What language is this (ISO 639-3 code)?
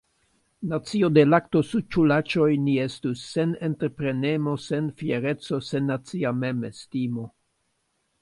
epo